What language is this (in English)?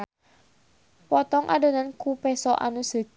Sundanese